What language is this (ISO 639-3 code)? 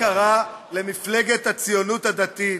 heb